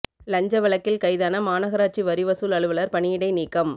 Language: Tamil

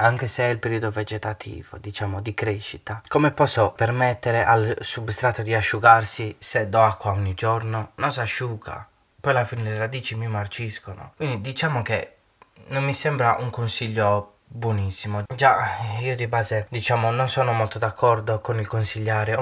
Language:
Italian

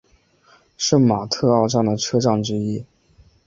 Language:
Chinese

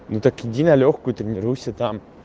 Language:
Russian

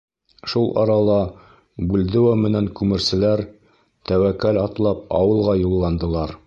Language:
Bashkir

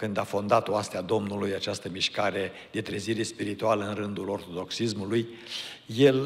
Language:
Romanian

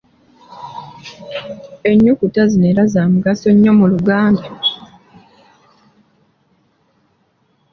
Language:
Ganda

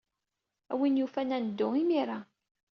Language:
Kabyle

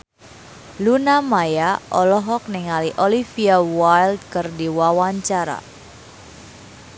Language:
Sundanese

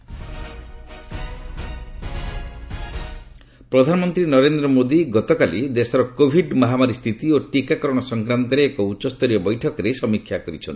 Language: Odia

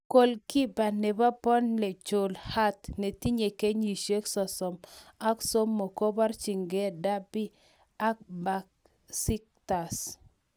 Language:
Kalenjin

